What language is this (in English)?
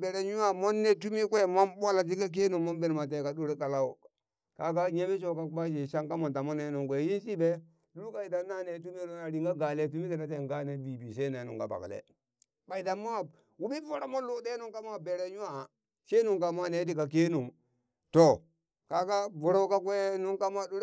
Burak